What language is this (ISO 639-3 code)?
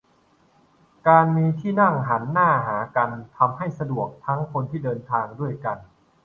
tha